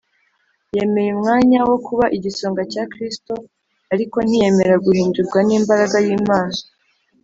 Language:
Kinyarwanda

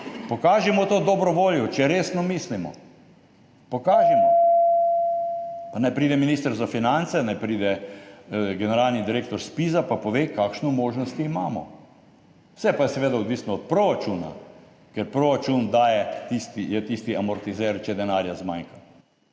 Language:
Slovenian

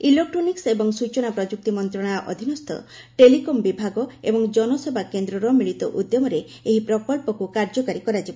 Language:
Odia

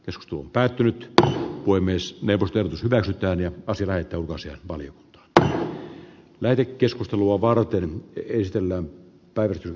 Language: Finnish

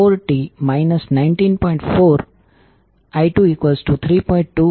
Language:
Gujarati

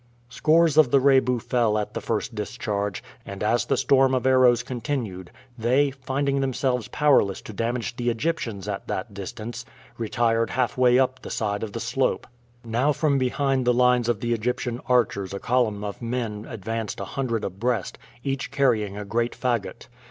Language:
English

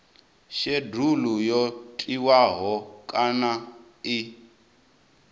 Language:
Venda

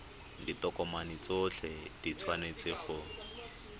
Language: Tswana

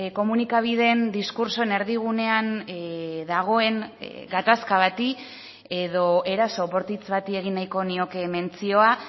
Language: Basque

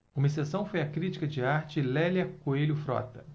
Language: Portuguese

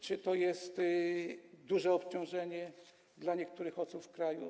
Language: Polish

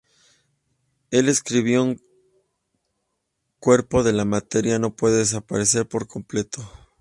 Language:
Spanish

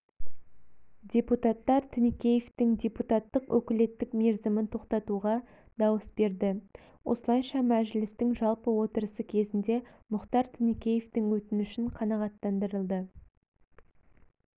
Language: Kazakh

